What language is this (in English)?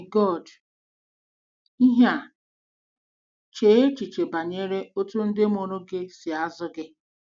Igbo